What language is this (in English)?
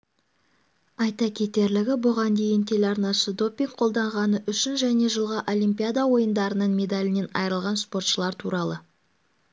Kazakh